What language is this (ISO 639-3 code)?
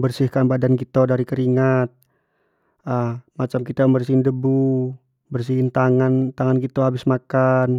jax